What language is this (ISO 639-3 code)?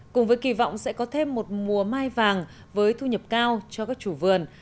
vie